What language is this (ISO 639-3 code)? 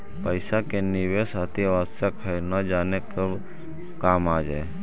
mag